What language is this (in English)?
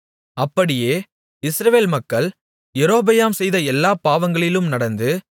Tamil